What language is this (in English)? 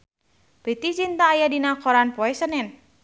Sundanese